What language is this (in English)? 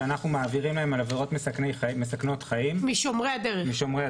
Hebrew